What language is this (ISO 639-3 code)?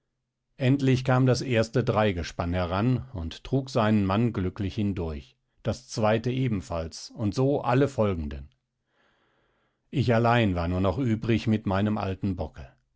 deu